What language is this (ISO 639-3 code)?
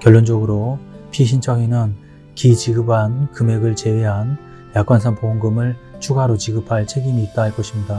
kor